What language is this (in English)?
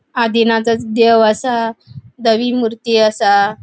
Konkani